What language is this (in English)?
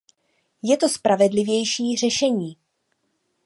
Czech